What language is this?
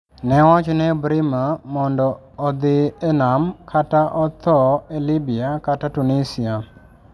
Luo (Kenya and Tanzania)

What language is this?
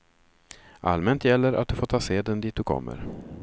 Swedish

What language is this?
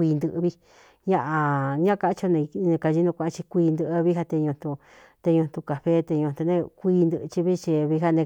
Cuyamecalco Mixtec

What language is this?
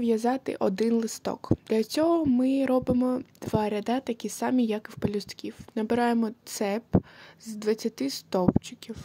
Ukrainian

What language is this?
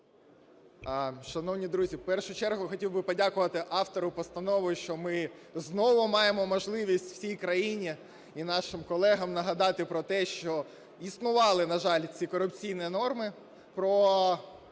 Ukrainian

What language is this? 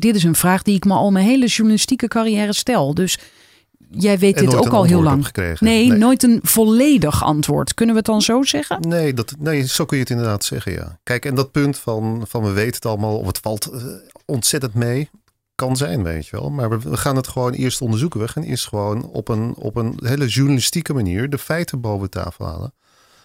Dutch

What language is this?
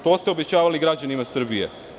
Serbian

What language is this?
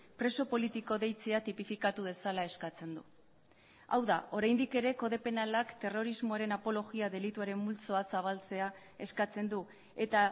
Basque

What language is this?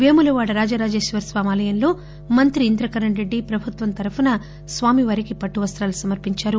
Telugu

